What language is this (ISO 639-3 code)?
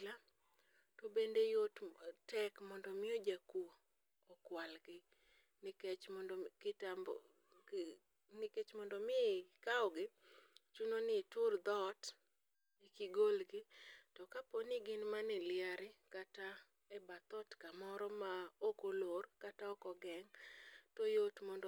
luo